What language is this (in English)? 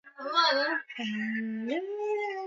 Swahili